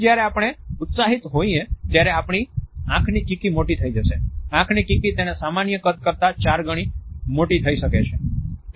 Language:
Gujarati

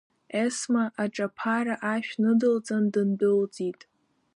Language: Abkhazian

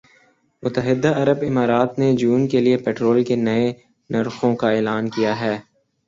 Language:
Urdu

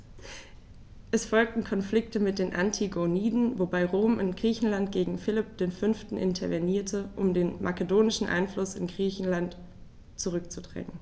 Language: German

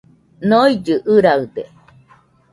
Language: Nüpode Huitoto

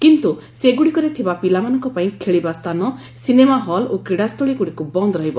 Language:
Odia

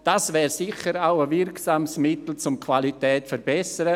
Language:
Swiss German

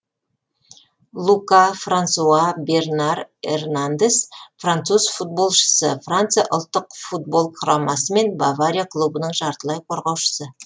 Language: Kazakh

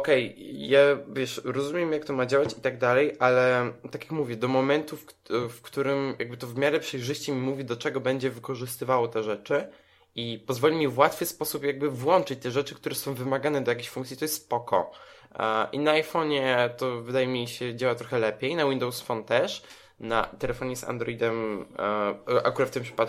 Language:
Polish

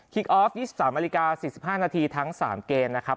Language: Thai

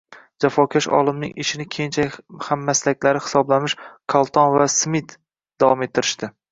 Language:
Uzbek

